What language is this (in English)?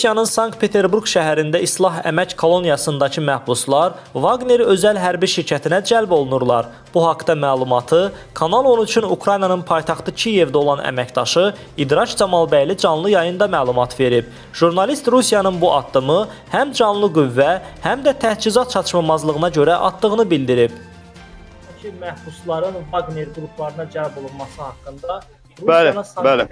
Turkish